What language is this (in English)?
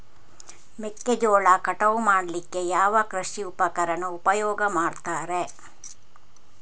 Kannada